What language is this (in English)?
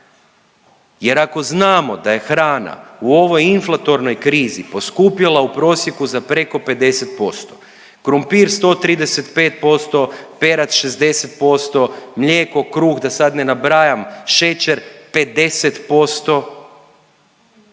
Croatian